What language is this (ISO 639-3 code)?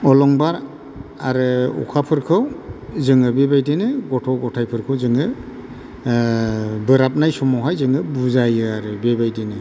brx